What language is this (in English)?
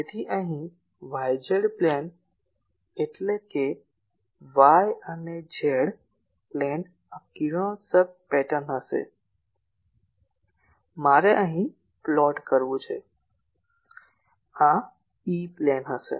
Gujarati